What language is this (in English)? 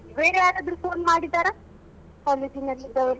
Kannada